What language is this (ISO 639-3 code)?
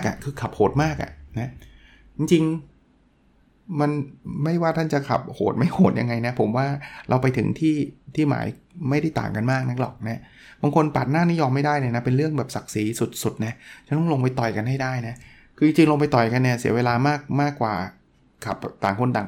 tha